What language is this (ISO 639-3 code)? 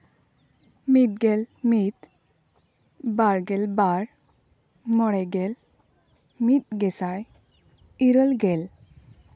sat